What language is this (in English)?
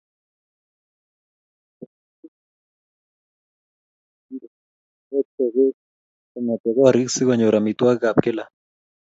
Kalenjin